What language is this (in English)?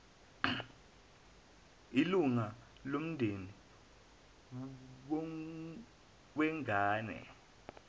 Zulu